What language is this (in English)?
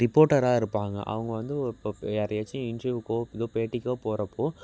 Tamil